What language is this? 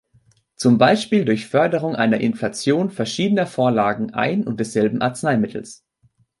German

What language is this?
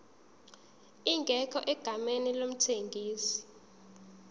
Zulu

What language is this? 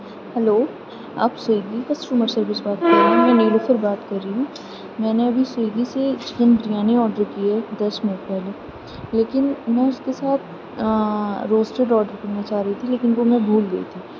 Urdu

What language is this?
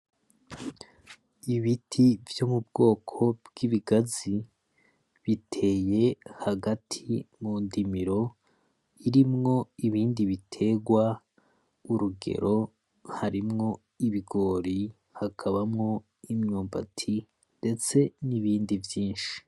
Rundi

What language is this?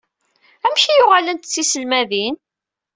Kabyle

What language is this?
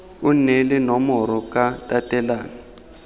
Tswana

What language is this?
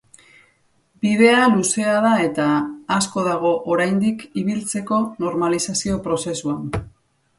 Basque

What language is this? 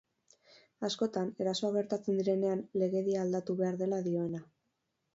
Basque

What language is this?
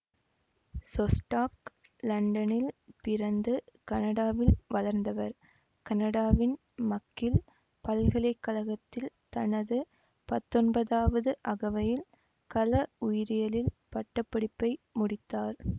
Tamil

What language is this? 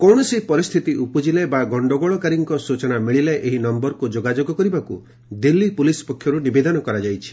Odia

